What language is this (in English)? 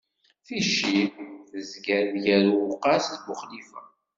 Kabyle